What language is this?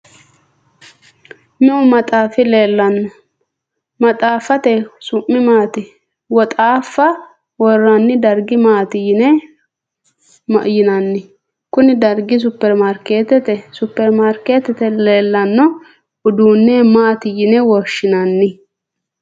Sidamo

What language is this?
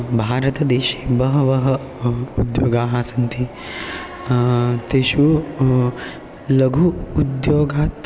Sanskrit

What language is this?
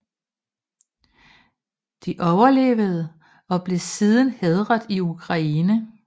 Danish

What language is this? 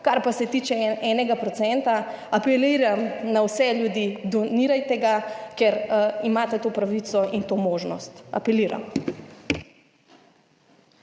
Slovenian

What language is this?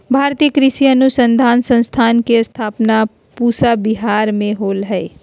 Magahi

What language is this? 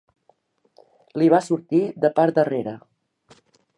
Catalan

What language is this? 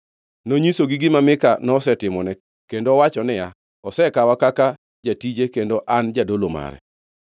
Luo (Kenya and Tanzania)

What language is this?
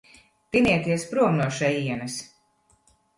Latvian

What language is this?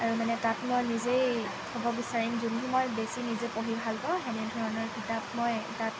Assamese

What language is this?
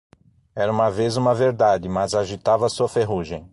Portuguese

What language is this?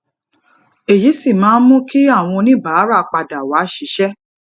Yoruba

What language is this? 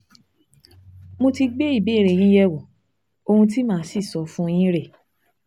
Yoruba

